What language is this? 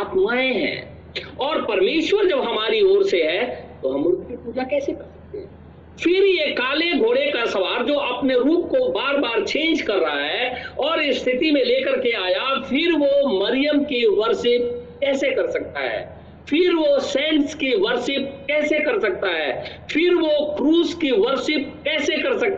Hindi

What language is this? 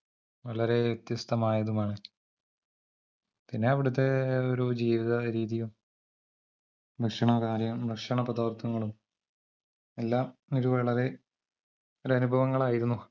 Malayalam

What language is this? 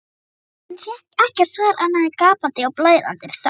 Icelandic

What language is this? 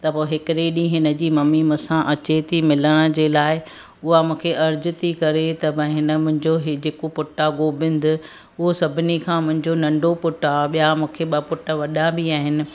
Sindhi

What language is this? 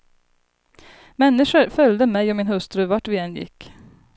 Swedish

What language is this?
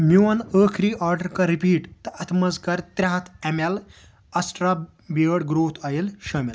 Kashmiri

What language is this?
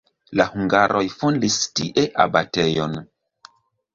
Esperanto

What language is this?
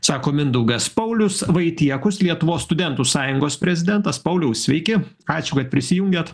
Lithuanian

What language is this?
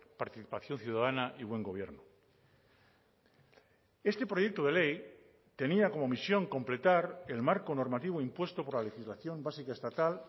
Spanish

